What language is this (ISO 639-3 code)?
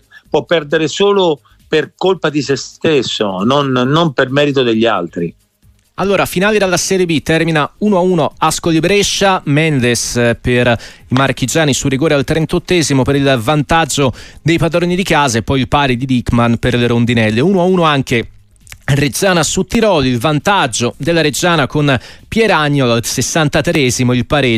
ita